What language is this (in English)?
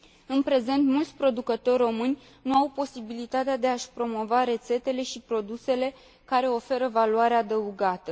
Romanian